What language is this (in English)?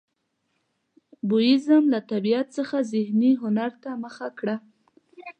Pashto